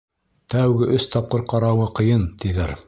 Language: Bashkir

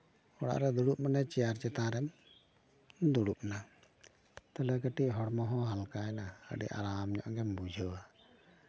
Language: Santali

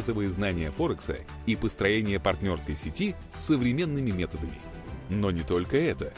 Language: Russian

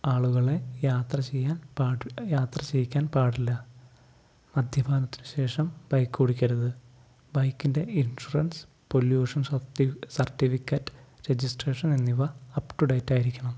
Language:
Malayalam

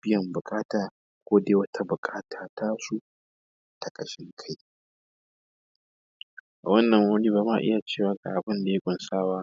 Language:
Hausa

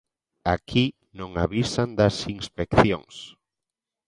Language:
Galician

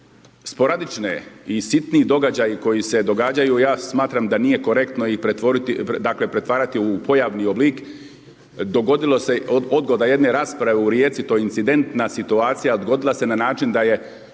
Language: Croatian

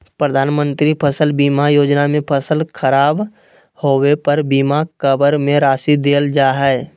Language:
Magahi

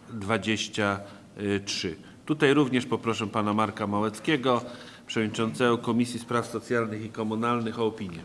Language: Polish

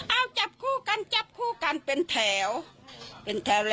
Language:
Thai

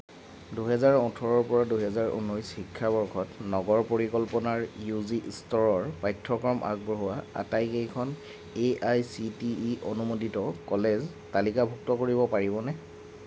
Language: Assamese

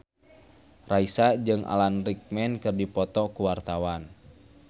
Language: Sundanese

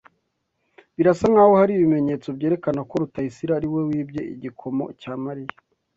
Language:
Kinyarwanda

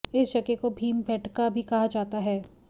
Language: Hindi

